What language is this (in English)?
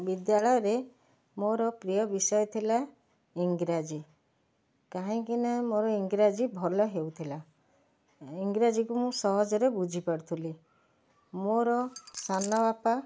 Odia